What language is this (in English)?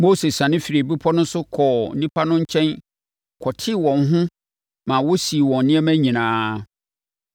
Akan